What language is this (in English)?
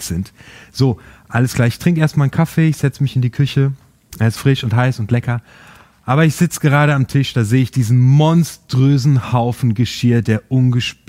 German